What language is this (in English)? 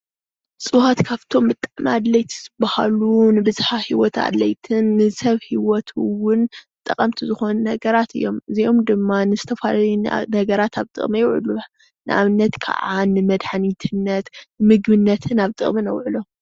Tigrinya